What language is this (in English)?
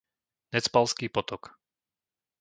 Slovak